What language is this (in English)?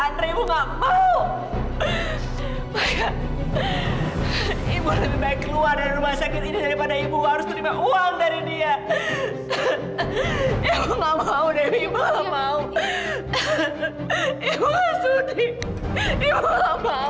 Indonesian